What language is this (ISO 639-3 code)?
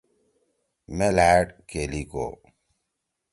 trw